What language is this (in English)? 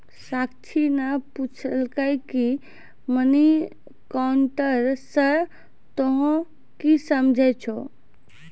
Maithili